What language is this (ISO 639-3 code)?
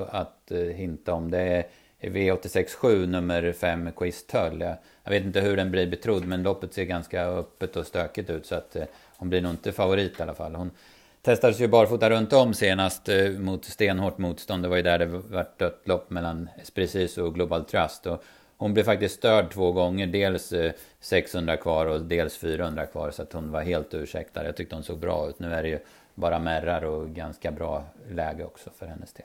swe